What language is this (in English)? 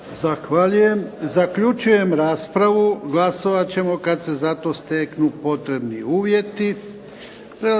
Croatian